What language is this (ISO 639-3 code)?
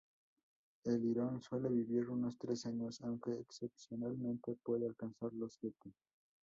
spa